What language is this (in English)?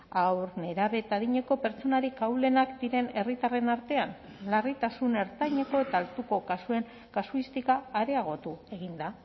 Basque